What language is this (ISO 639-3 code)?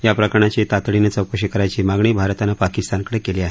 mar